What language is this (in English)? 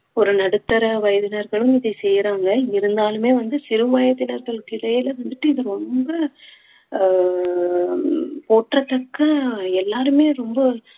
Tamil